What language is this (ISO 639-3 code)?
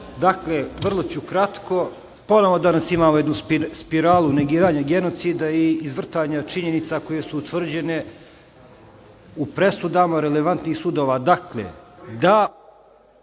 srp